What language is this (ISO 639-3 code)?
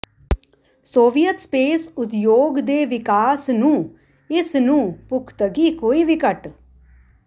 pan